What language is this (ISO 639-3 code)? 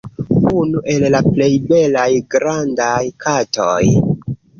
epo